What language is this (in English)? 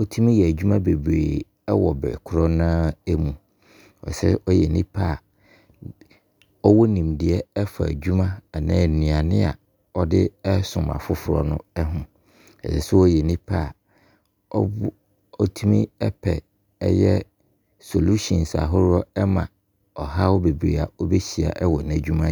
Abron